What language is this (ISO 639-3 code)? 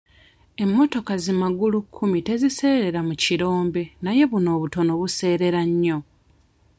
lug